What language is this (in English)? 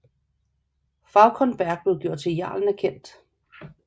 Danish